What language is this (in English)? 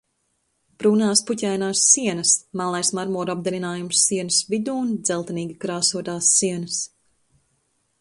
Latvian